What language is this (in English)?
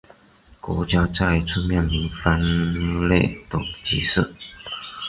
Chinese